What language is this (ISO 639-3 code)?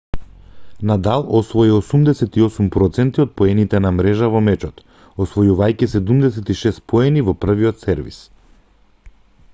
mkd